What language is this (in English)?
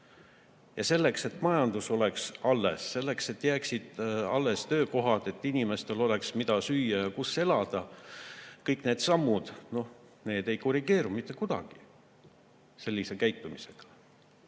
Estonian